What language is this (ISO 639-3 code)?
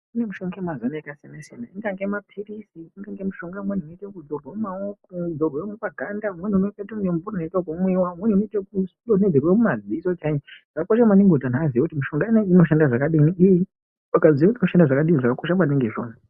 ndc